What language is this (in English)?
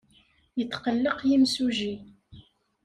Kabyle